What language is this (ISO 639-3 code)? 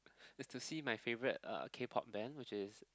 eng